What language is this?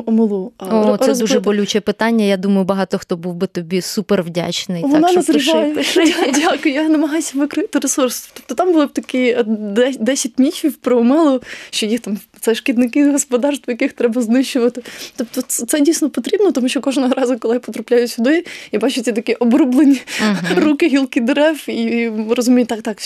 Ukrainian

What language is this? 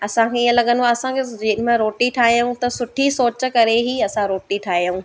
Sindhi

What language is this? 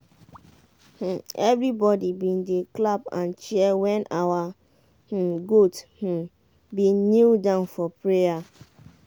Nigerian Pidgin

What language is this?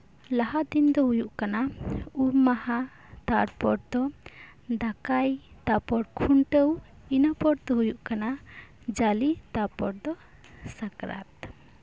Santali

